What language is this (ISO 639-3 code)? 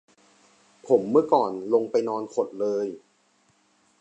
tha